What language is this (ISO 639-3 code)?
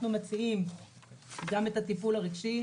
heb